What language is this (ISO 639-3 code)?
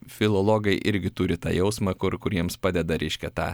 lit